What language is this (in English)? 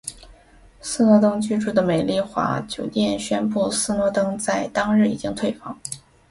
Chinese